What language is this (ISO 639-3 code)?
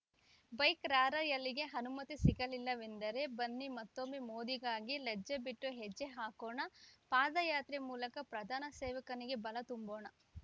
kan